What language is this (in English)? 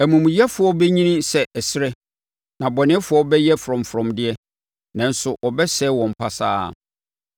Akan